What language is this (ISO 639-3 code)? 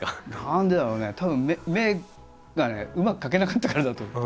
jpn